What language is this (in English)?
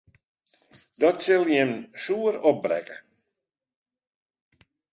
Western Frisian